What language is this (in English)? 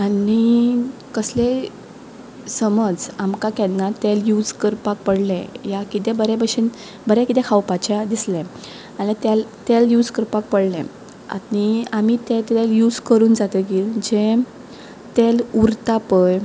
Konkani